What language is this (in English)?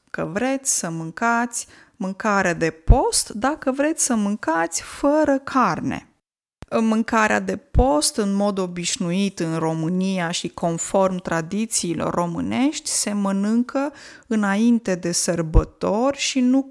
Romanian